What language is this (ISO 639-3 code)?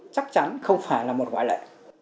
vie